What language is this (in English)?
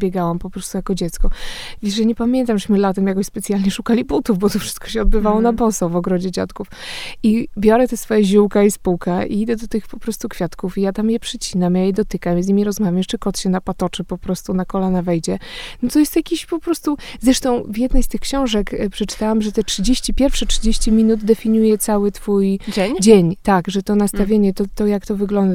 Polish